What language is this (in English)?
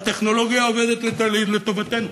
Hebrew